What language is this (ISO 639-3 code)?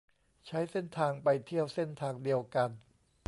tha